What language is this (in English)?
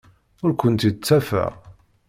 Kabyle